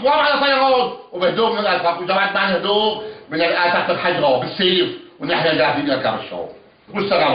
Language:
Arabic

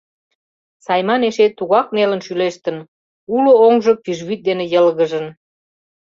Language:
Mari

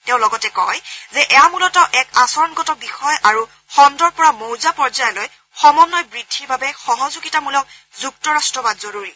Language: Assamese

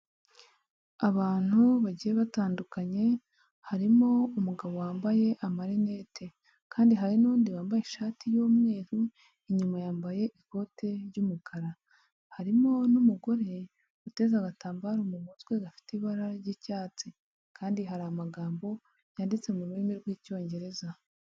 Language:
Kinyarwanda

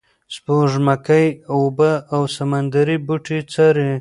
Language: Pashto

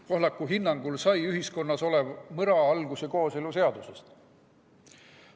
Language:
Estonian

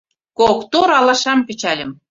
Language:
Mari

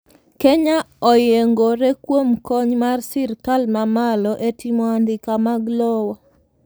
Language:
Luo (Kenya and Tanzania)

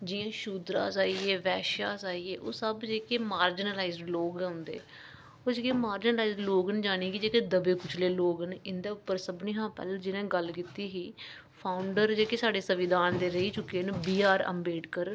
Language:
Dogri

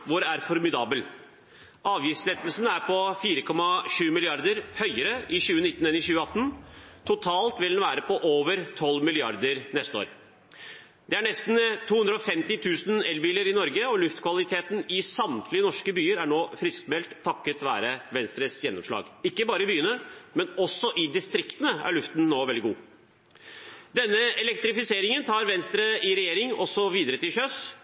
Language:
Norwegian Bokmål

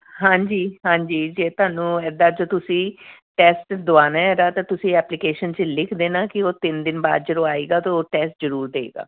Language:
Punjabi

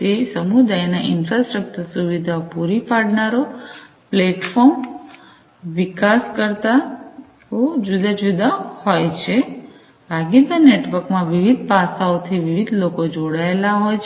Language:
Gujarati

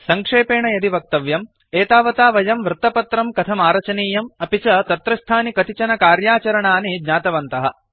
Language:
Sanskrit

